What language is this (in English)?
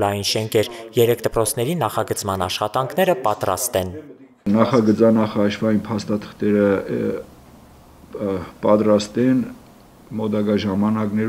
Romanian